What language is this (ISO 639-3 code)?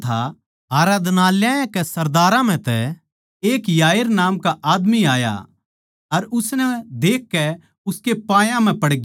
bgc